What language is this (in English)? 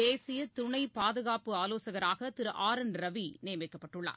Tamil